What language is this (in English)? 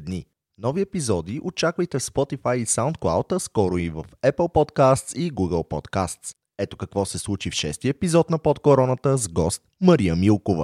Bulgarian